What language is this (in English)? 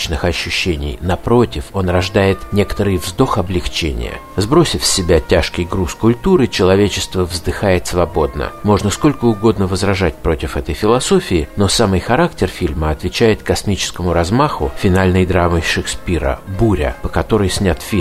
Russian